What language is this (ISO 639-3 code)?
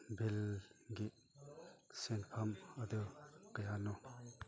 mni